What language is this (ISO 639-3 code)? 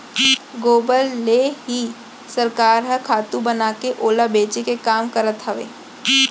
hne